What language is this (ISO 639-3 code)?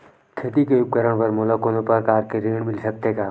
hne